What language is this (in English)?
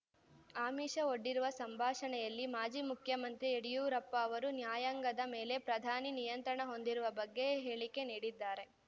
Kannada